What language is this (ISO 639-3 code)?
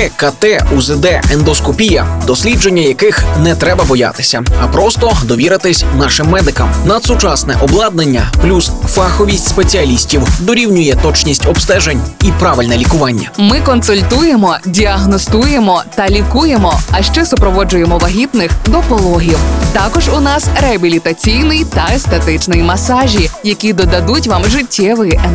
ukr